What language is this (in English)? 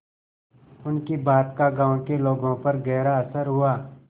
Hindi